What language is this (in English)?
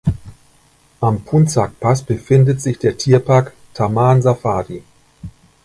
German